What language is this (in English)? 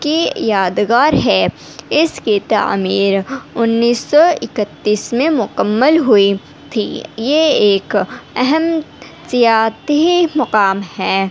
Urdu